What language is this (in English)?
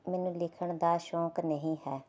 Punjabi